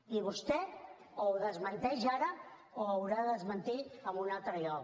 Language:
Catalan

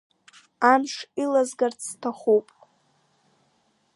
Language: Abkhazian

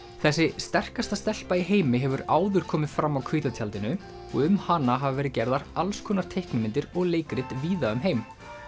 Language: Icelandic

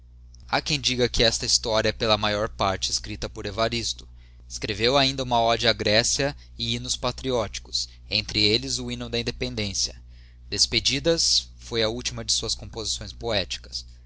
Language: Portuguese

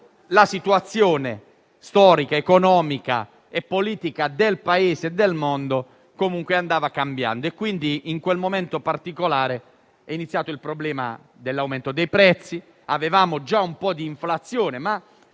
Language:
Italian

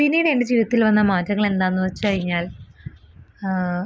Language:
Malayalam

